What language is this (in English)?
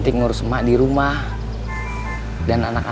Indonesian